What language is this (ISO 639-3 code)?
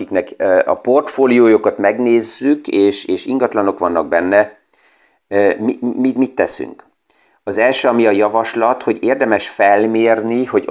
hun